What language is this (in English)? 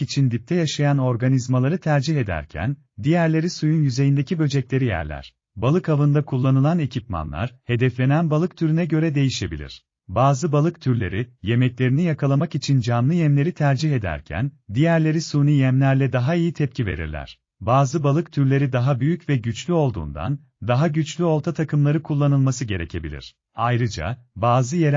Turkish